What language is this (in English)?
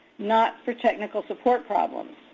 English